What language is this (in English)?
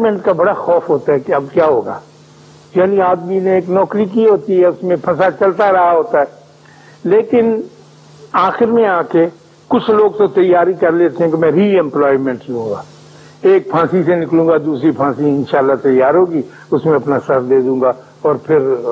Urdu